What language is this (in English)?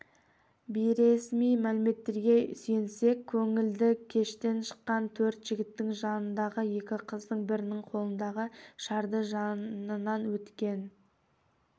Kazakh